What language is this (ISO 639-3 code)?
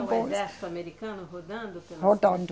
por